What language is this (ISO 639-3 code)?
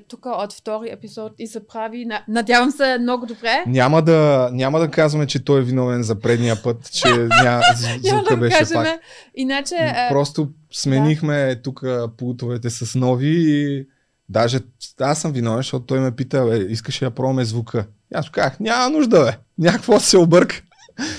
bul